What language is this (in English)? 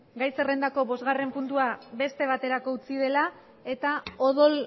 Basque